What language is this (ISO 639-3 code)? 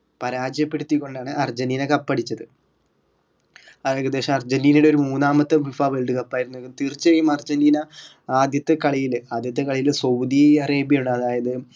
mal